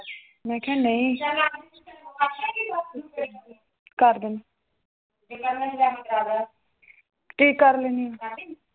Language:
Punjabi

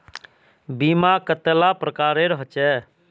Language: Magahi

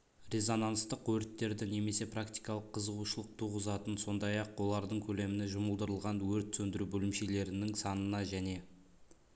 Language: Kazakh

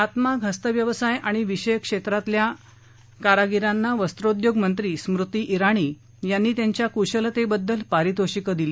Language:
Marathi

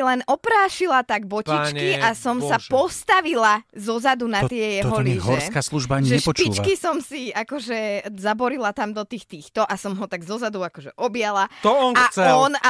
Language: Slovak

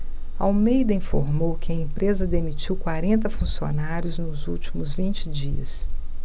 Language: Portuguese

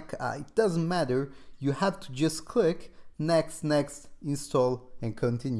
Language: English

